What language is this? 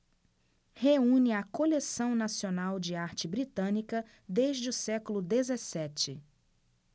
Portuguese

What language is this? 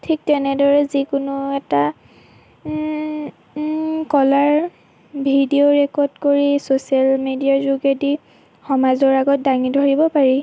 Assamese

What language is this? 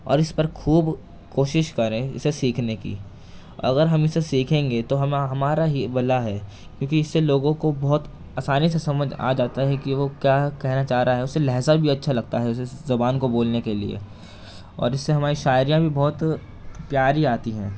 Urdu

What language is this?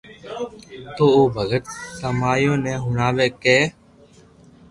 Loarki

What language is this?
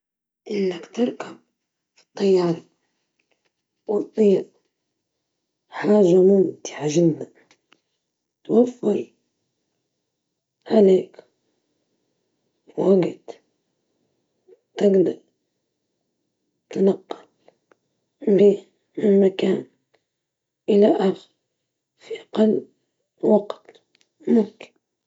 Libyan Arabic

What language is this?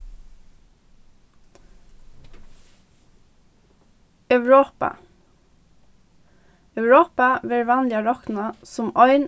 Faroese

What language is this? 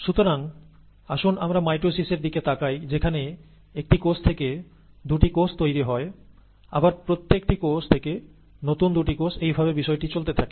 Bangla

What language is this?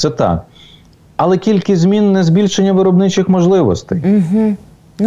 Ukrainian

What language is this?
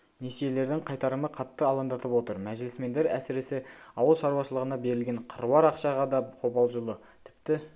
Kazakh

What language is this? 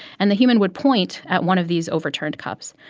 English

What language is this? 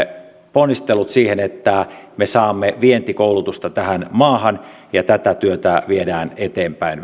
Finnish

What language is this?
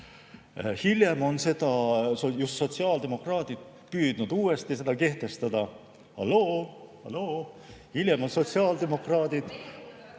Estonian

